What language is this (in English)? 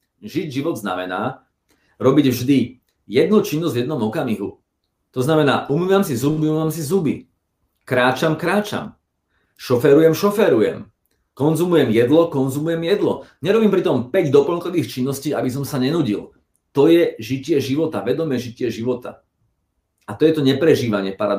Slovak